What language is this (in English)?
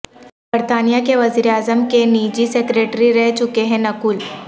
Urdu